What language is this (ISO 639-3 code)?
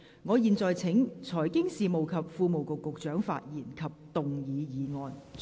yue